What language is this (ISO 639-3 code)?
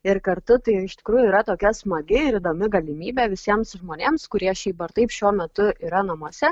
lit